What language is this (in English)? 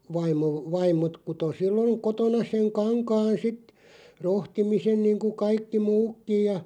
Finnish